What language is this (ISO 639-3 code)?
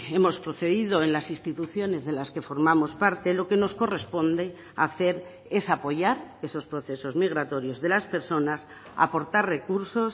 spa